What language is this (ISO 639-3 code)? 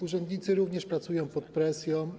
pol